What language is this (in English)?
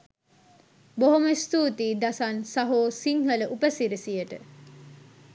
Sinhala